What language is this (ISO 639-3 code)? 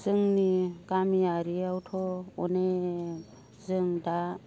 brx